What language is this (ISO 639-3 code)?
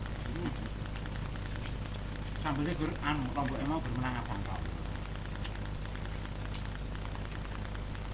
ind